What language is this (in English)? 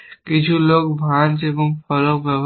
Bangla